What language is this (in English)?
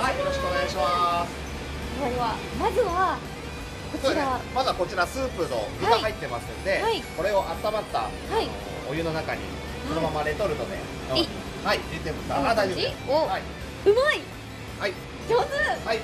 Japanese